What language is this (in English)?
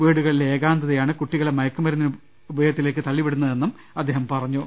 Malayalam